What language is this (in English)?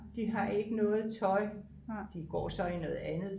Danish